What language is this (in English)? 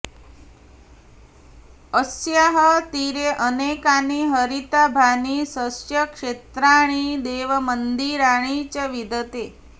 Sanskrit